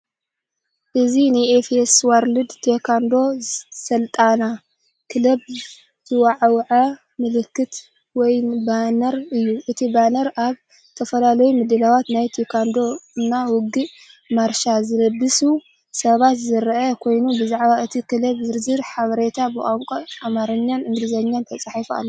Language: Tigrinya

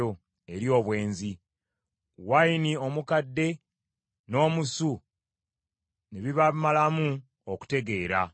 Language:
Ganda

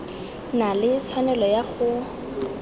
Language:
Tswana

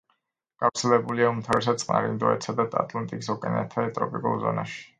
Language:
Georgian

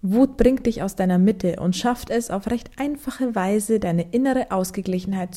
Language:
German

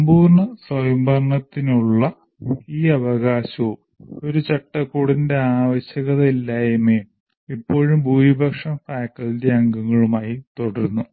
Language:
Malayalam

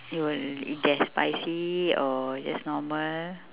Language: English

